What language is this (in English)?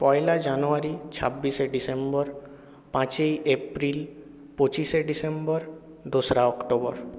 Bangla